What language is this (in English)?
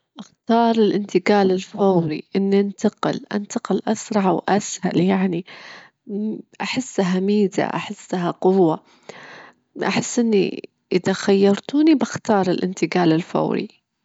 Gulf Arabic